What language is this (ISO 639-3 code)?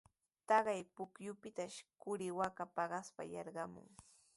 qws